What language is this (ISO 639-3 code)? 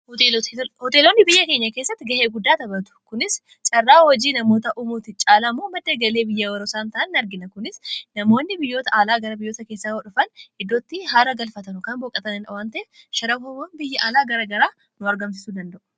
orm